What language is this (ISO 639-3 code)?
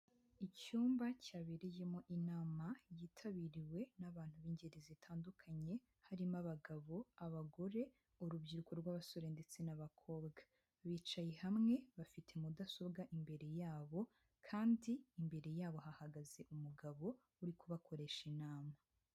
kin